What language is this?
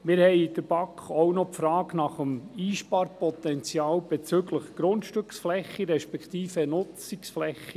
Swiss German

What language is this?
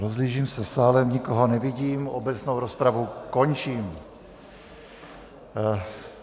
Czech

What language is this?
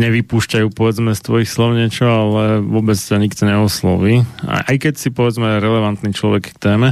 Slovak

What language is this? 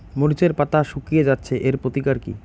Bangla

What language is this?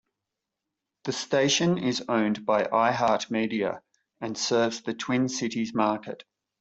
English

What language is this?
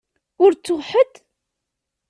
Kabyle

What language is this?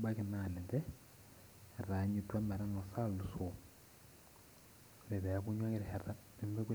Masai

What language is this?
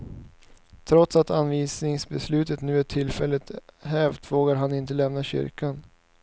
Swedish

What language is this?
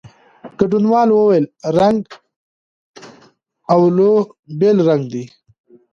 Pashto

